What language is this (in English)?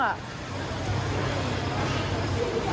Thai